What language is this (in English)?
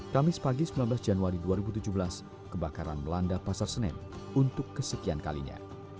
Indonesian